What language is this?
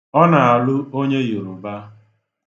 Igbo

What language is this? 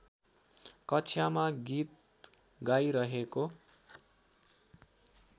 Nepali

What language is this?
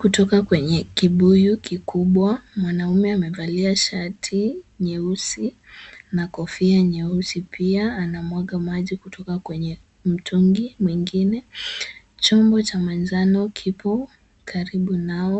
Swahili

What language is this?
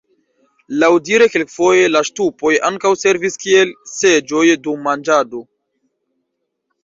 Esperanto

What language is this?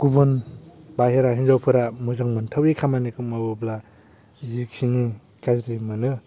Bodo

